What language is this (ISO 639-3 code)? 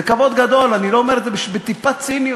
heb